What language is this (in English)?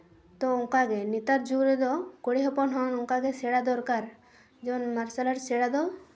Santali